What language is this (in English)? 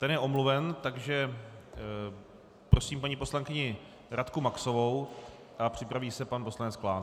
Czech